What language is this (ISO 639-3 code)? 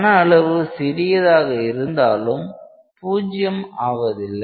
tam